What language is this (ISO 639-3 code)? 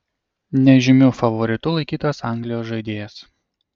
lit